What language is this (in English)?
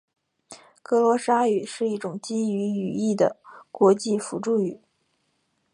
Chinese